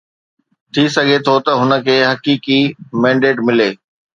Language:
Sindhi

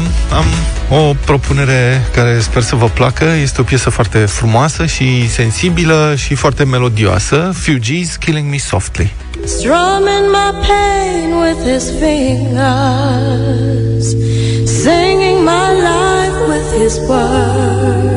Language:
Romanian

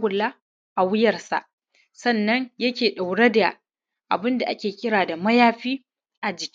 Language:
Hausa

